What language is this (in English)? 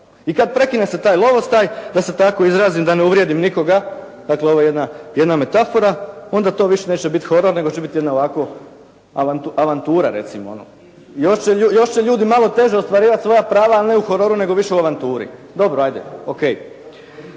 Croatian